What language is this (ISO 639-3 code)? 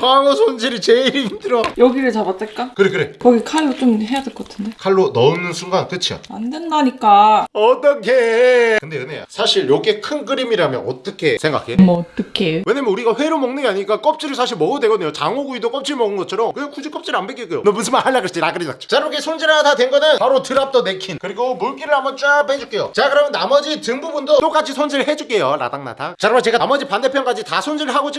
kor